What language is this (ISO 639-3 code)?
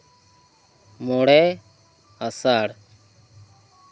sat